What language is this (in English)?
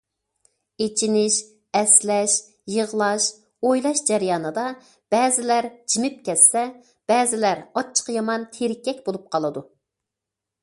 Uyghur